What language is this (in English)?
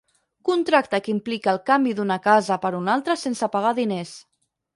Catalan